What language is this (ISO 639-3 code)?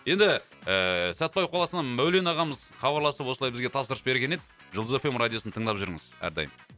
kaz